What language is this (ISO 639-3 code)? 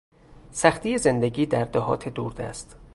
fas